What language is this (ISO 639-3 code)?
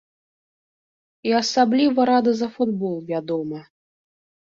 bel